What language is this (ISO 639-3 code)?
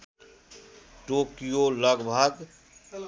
nep